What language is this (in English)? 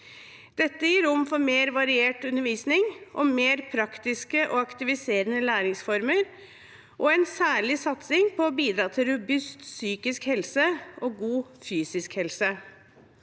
Norwegian